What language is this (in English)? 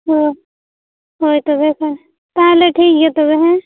Santali